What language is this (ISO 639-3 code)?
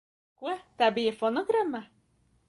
lav